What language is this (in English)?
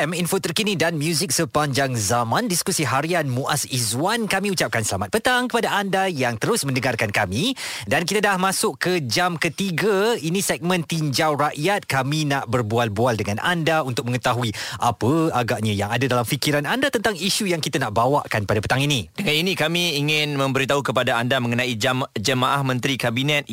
Malay